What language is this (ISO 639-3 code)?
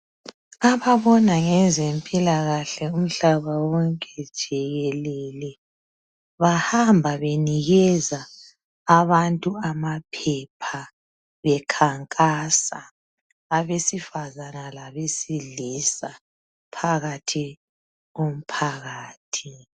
nde